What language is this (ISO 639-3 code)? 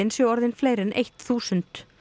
isl